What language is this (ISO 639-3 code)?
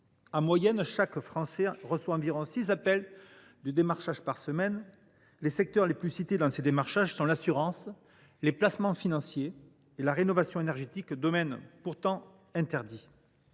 fra